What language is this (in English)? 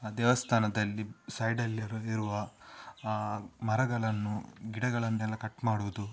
Kannada